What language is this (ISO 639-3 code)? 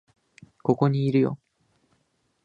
jpn